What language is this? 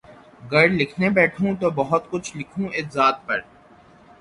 Urdu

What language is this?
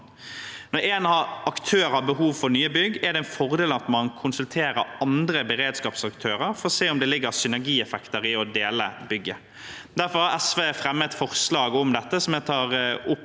Norwegian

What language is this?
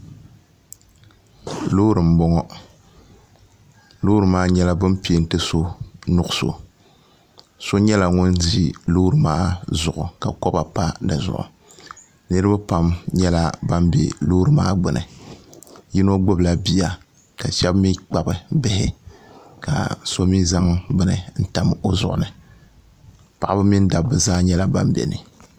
Dagbani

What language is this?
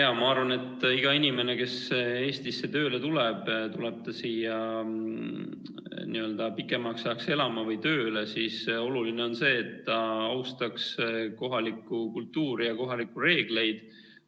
Estonian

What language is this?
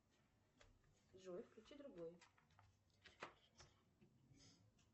Russian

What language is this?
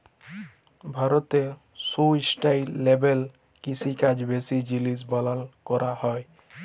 Bangla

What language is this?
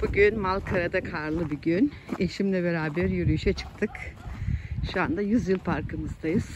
Turkish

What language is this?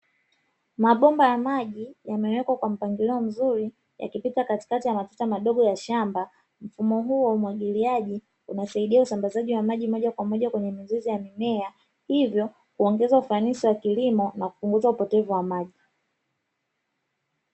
Swahili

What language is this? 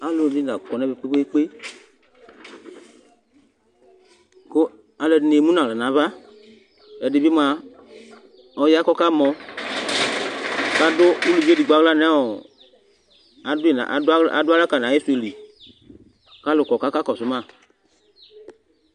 Ikposo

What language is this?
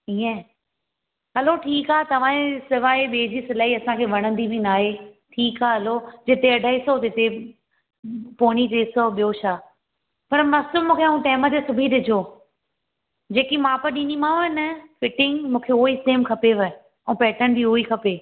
Sindhi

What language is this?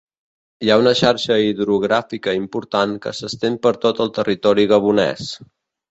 Catalan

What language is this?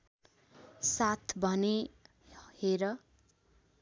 Nepali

